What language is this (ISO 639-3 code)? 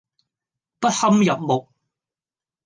yue